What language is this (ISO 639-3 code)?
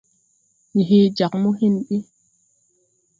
tui